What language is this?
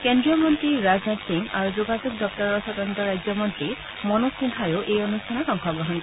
Assamese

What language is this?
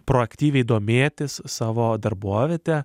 Lithuanian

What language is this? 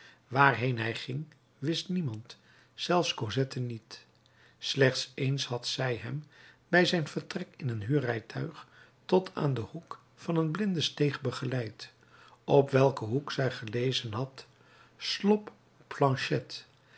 Dutch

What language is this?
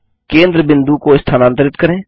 Hindi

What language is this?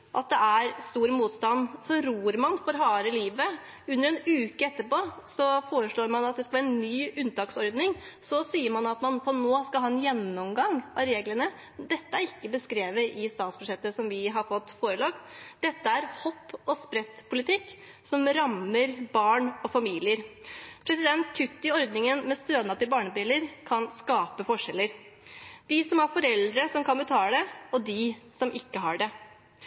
Norwegian Bokmål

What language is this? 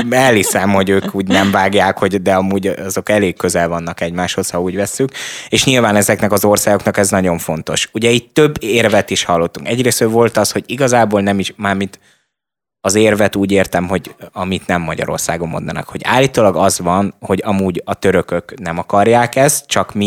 Hungarian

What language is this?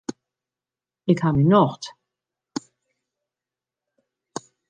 Western Frisian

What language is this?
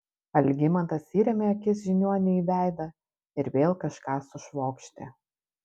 Lithuanian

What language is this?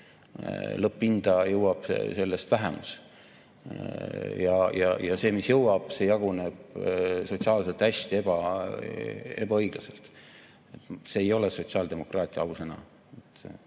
Estonian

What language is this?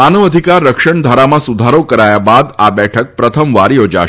Gujarati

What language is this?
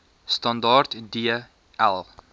Afrikaans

